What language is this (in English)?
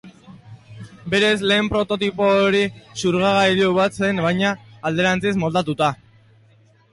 Basque